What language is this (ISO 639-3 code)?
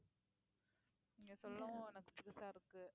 tam